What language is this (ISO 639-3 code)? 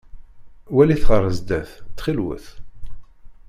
kab